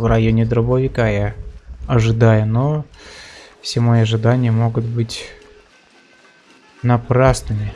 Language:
Russian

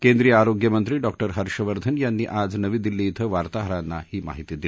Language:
Marathi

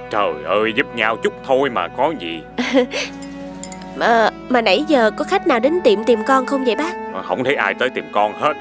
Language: Vietnamese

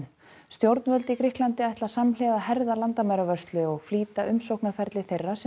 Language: Icelandic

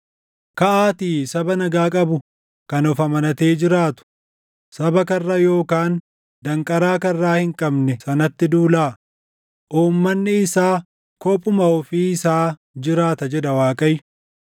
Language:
Oromo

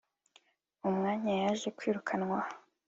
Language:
Kinyarwanda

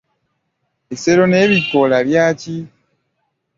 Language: Ganda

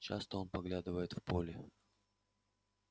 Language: Russian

